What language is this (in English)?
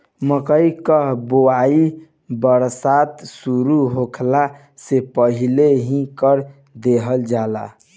Bhojpuri